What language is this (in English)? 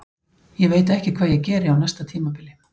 Icelandic